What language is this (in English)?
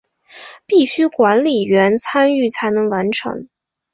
Chinese